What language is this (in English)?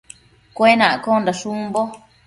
Matsés